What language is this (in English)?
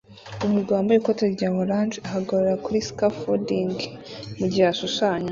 Kinyarwanda